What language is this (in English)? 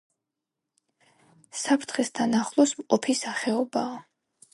Georgian